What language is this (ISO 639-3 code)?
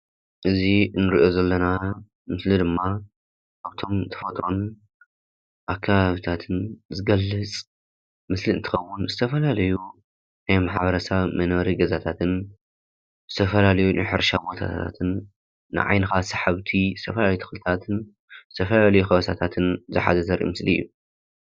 tir